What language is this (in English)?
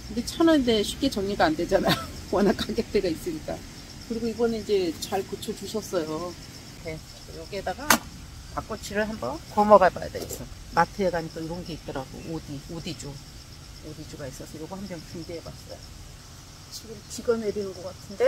Korean